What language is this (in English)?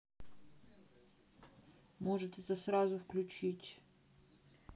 Russian